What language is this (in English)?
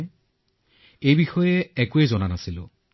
Assamese